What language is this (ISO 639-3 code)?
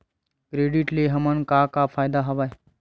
hne